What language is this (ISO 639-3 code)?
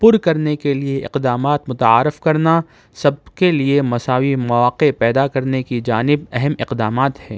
urd